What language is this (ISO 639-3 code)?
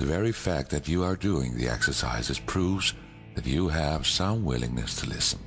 eng